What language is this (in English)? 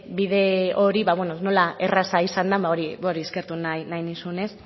Basque